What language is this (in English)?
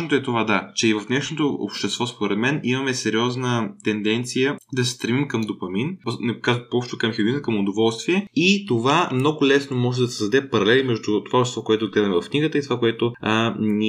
Bulgarian